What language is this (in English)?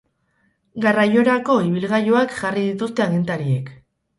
Basque